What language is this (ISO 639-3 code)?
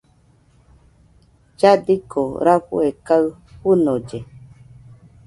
hux